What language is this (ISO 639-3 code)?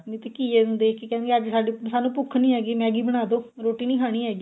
pan